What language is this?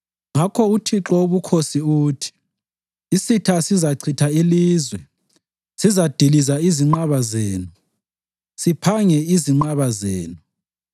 North Ndebele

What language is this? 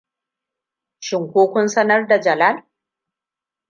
Hausa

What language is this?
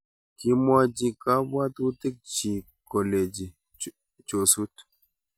Kalenjin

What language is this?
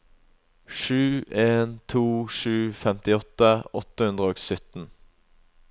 Norwegian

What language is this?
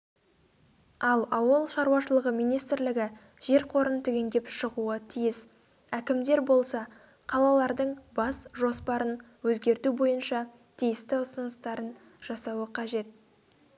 Kazakh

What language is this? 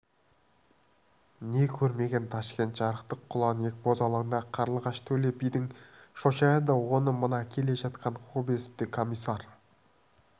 Kazakh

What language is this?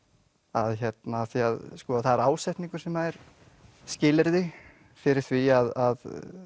Icelandic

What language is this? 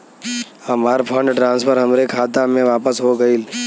Bhojpuri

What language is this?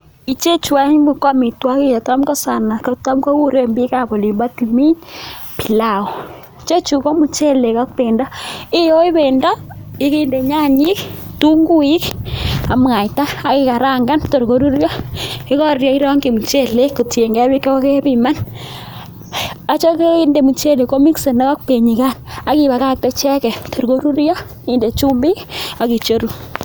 Kalenjin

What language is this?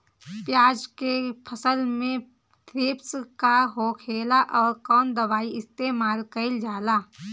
Bhojpuri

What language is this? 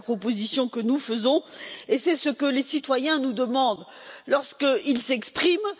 French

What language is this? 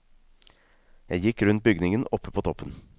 Norwegian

